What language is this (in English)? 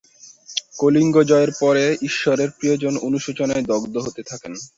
Bangla